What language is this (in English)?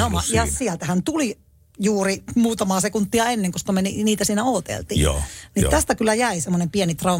Finnish